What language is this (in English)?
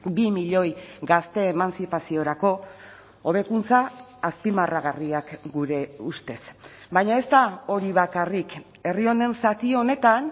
Basque